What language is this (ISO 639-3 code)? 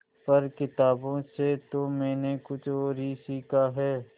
hin